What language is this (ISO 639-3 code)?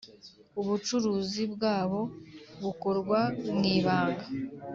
kin